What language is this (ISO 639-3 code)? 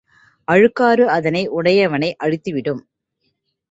tam